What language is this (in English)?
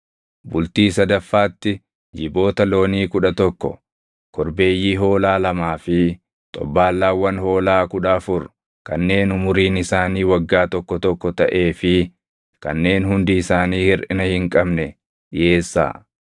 Oromo